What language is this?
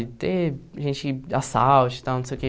Portuguese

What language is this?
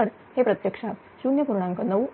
Marathi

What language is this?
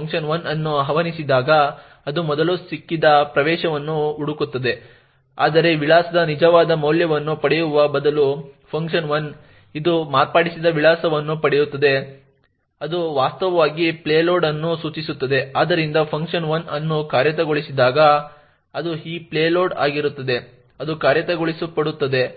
Kannada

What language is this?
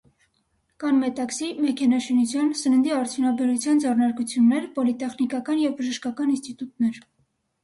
Armenian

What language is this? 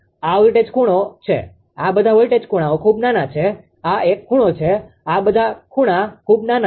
Gujarati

